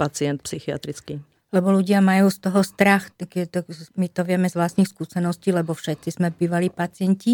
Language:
Slovak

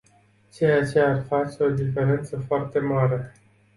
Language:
Romanian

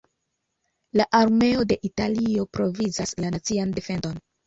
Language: Esperanto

